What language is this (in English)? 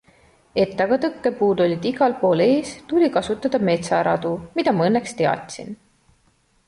Estonian